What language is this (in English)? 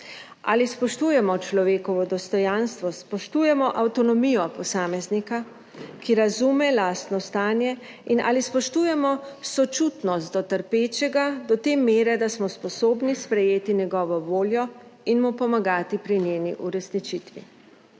Slovenian